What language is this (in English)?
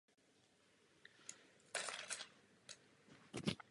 Czech